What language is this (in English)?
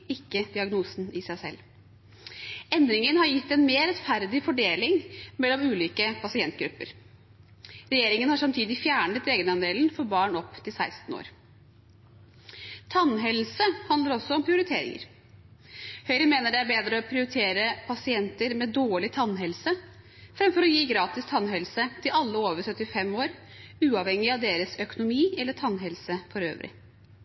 Norwegian Bokmål